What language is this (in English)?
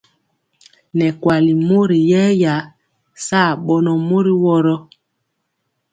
Mpiemo